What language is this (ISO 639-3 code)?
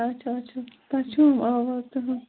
kas